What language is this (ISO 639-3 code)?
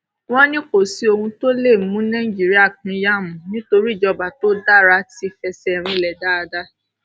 yor